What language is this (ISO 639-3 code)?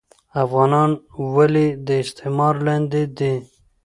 pus